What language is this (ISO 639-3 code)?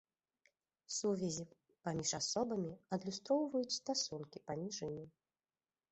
bel